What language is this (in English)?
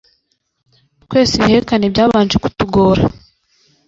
Kinyarwanda